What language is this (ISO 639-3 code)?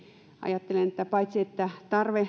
fin